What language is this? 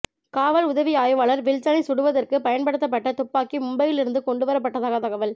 Tamil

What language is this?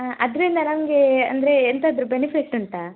Kannada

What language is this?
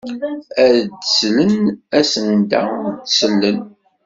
Kabyle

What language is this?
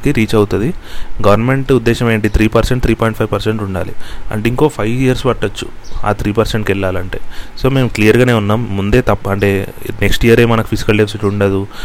Telugu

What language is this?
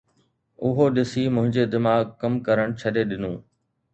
Sindhi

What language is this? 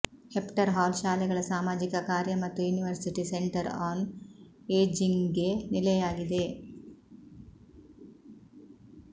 Kannada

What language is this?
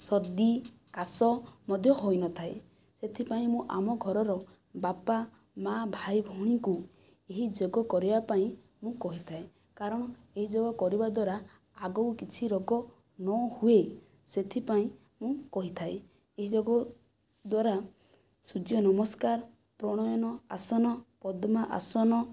Odia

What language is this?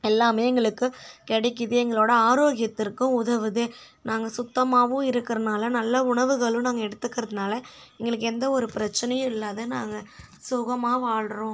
Tamil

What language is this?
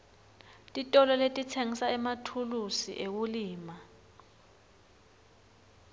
Swati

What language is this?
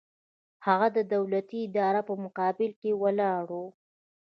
Pashto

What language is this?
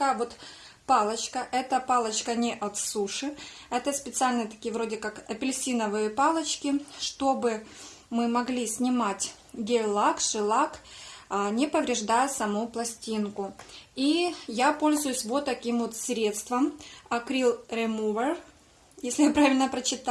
Russian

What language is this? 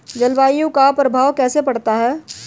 Hindi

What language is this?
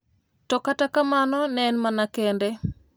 Luo (Kenya and Tanzania)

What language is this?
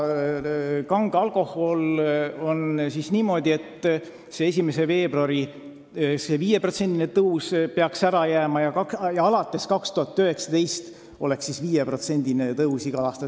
Estonian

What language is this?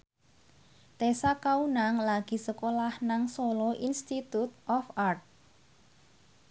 Javanese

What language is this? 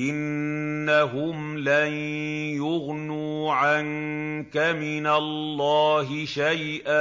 Arabic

